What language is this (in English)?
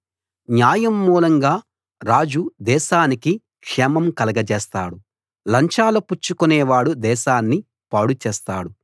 Telugu